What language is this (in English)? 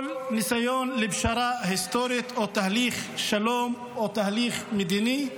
Hebrew